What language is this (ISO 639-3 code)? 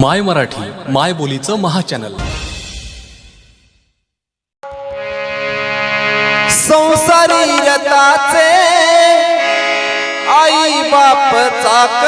mar